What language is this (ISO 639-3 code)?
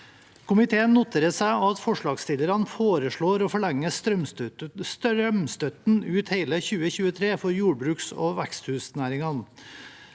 nor